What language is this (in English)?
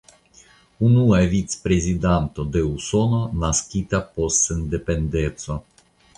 Esperanto